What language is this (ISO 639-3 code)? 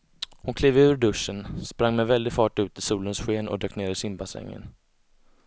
swe